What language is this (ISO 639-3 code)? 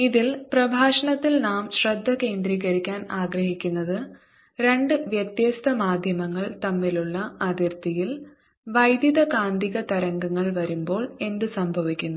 mal